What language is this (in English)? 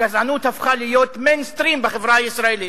Hebrew